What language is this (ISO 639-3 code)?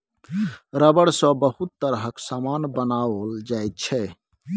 mai